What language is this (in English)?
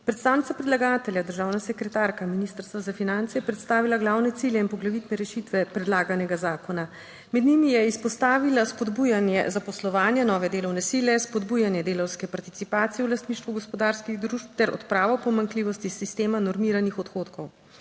Slovenian